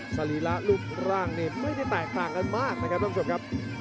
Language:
Thai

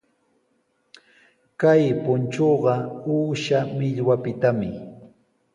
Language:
Sihuas Ancash Quechua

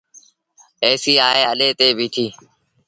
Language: Sindhi Bhil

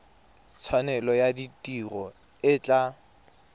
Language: Tswana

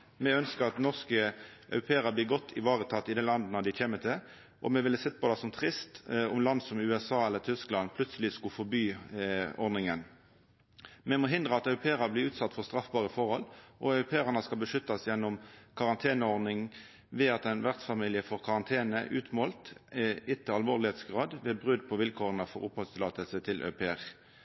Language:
Norwegian Nynorsk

